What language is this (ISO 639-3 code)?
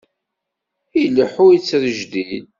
kab